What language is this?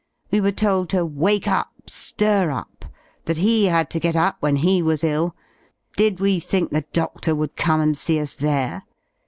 English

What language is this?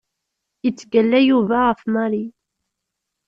Kabyle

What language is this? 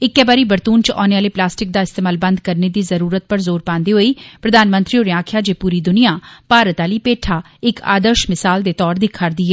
Dogri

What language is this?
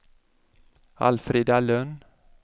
Swedish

